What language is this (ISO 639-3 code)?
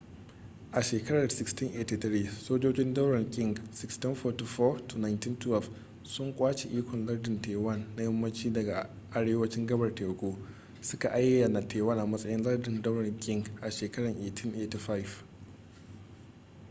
hau